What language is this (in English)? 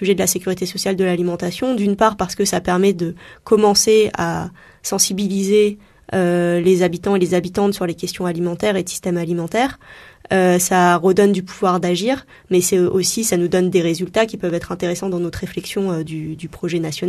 French